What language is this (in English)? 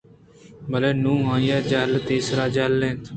Eastern Balochi